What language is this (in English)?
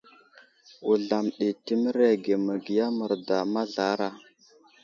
Wuzlam